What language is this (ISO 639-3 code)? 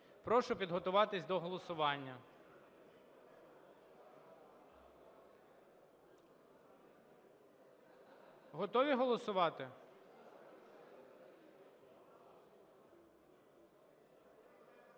ukr